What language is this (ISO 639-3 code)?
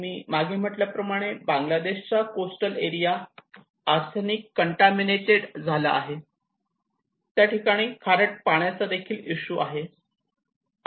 mar